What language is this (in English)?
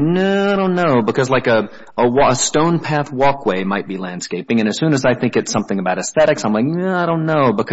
English